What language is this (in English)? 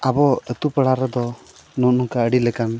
Santali